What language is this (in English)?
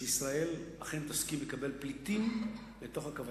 Hebrew